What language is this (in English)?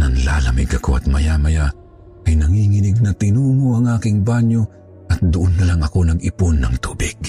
Filipino